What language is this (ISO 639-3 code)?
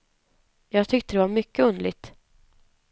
swe